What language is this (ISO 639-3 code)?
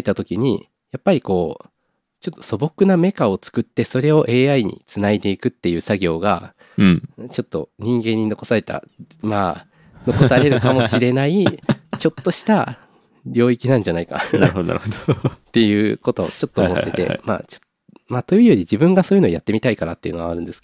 jpn